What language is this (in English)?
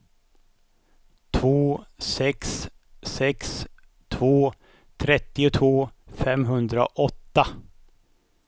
Swedish